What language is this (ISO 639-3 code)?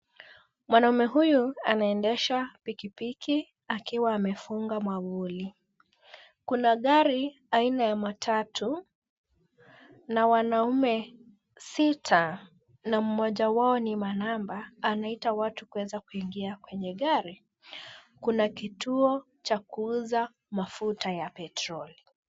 swa